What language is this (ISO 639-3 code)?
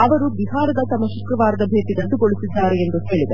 kan